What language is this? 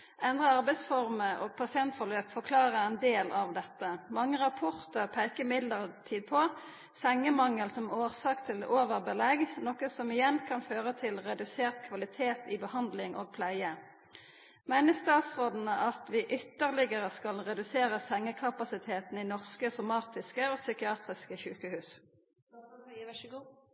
Norwegian Nynorsk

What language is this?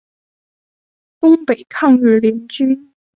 Chinese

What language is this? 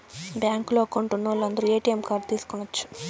Telugu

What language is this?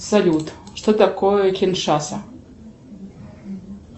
Russian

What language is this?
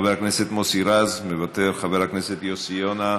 Hebrew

